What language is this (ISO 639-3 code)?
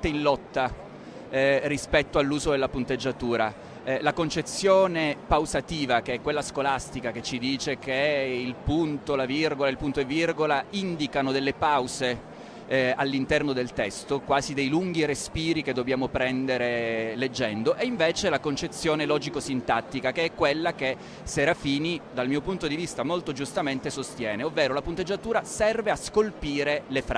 ita